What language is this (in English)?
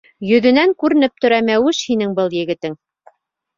Bashkir